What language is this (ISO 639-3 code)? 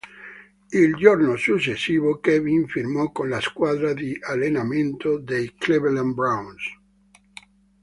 ita